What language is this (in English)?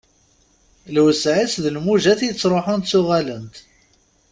Kabyle